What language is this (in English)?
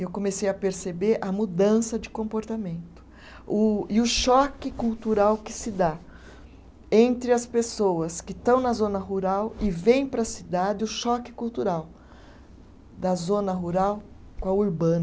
Portuguese